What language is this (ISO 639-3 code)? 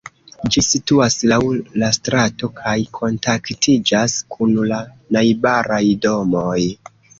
epo